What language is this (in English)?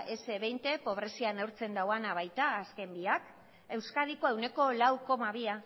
Basque